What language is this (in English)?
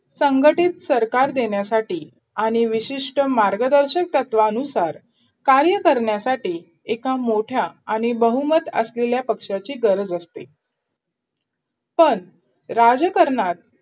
Marathi